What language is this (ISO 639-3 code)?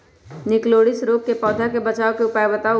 mag